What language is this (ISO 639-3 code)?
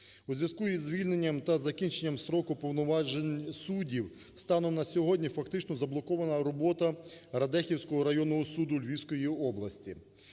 ukr